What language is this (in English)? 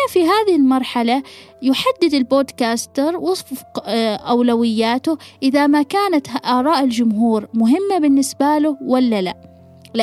Arabic